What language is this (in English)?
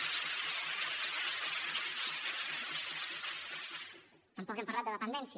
Catalan